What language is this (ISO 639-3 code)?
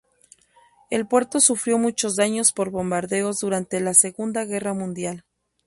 spa